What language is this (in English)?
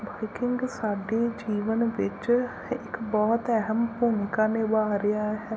Punjabi